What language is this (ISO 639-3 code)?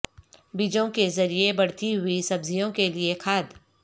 urd